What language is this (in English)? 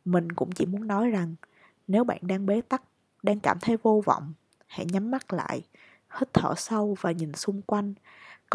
Vietnamese